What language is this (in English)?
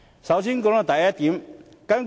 Cantonese